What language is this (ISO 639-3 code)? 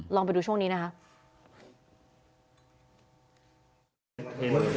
tha